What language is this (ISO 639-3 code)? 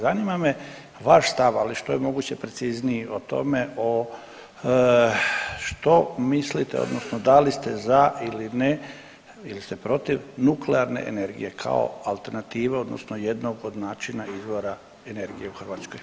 hrv